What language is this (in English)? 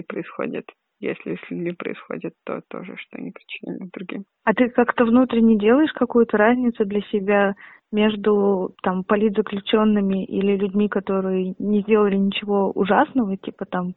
Russian